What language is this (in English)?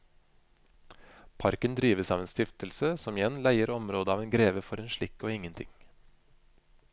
Norwegian